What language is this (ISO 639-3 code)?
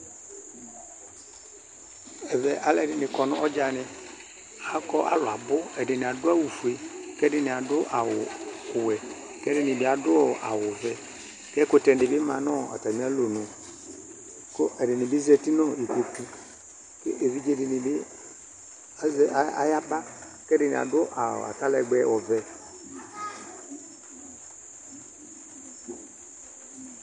kpo